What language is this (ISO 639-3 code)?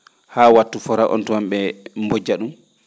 ful